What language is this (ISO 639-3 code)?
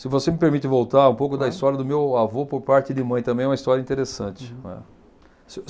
por